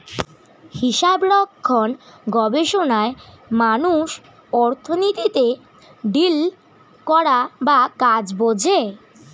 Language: Bangla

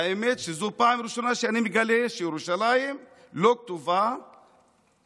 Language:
Hebrew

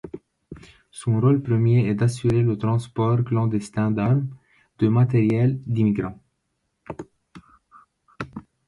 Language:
French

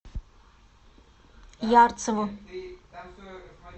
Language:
Russian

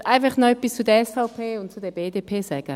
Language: Swiss German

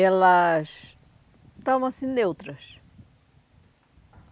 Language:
Portuguese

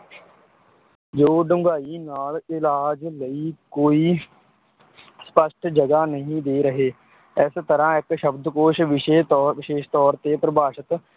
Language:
Punjabi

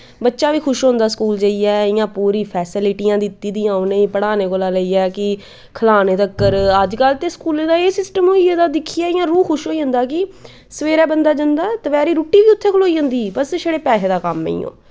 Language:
Dogri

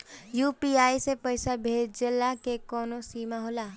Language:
Bhojpuri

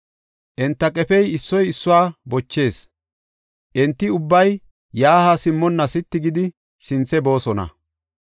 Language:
Gofa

